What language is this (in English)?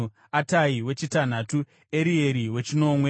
Shona